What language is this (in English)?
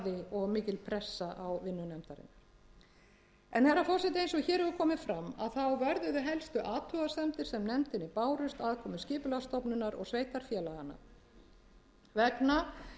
Icelandic